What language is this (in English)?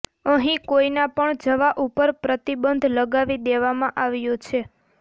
Gujarati